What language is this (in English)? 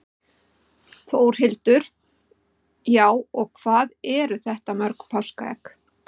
Icelandic